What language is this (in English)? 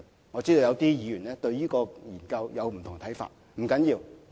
Cantonese